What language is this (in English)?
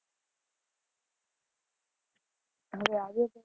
Gujarati